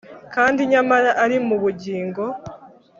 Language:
Kinyarwanda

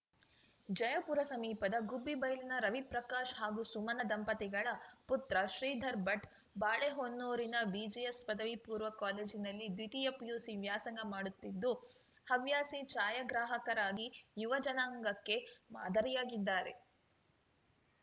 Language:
Kannada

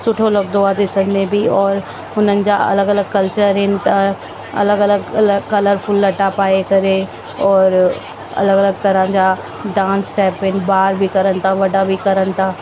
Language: Sindhi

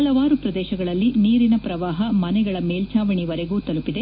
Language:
Kannada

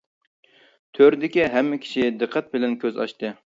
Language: Uyghur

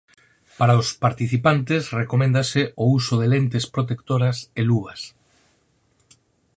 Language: Galician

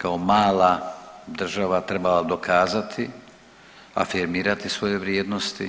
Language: Croatian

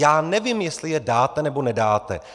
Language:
Czech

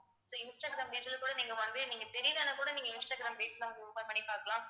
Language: Tamil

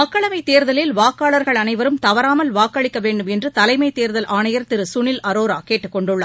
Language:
Tamil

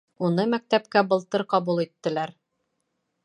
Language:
Bashkir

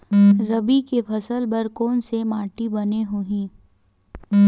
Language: Chhattisgarhi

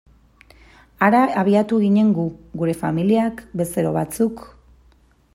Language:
Basque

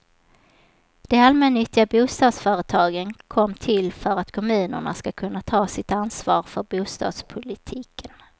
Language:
Swedish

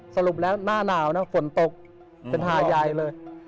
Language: Thai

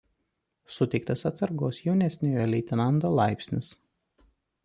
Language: Lithuanian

